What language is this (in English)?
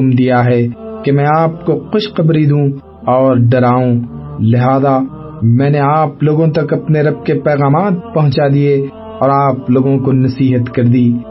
Urdu